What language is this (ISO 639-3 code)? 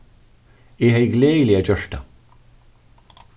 fao